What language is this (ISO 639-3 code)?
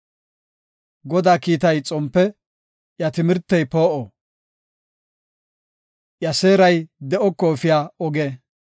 gof